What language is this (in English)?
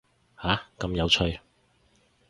Cantonese